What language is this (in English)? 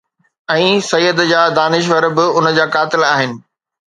Sindhi